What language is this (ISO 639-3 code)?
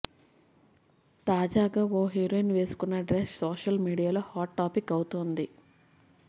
tel